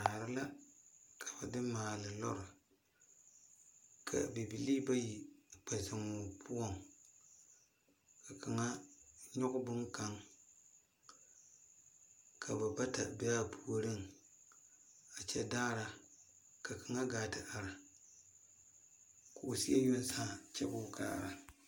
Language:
Southern Dagaare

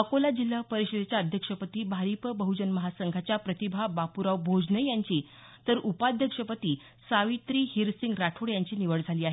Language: Marathi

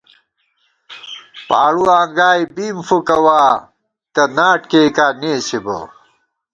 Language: Gawar-Bati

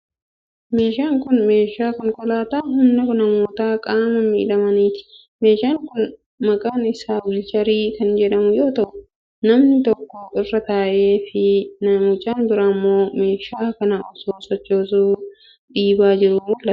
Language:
Oromo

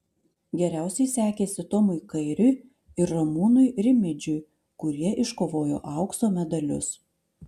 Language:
Lithuanian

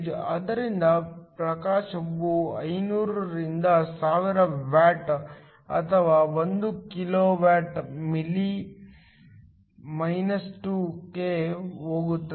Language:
Kannada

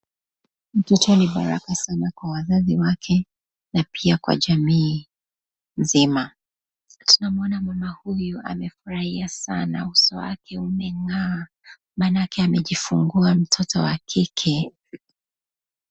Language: Swahili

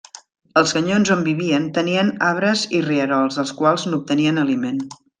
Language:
Catalan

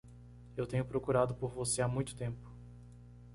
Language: Portuguese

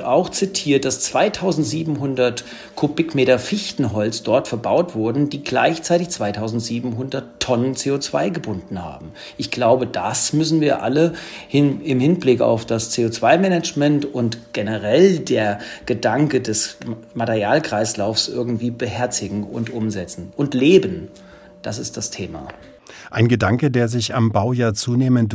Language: German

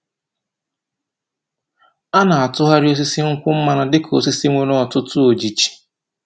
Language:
Igbo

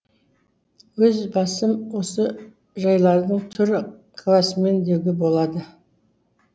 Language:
Kazakh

